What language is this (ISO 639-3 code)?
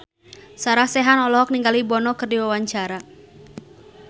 sun